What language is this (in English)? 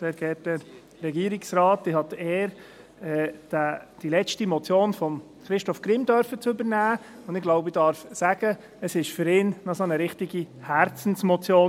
Swiss German